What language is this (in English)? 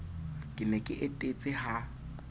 Southern Sotho